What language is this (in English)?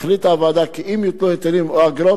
Hebrew